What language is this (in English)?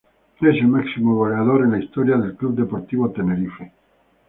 Spanish